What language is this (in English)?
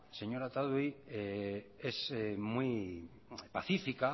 Spanish